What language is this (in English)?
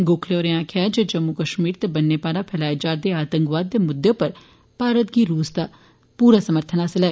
Dogri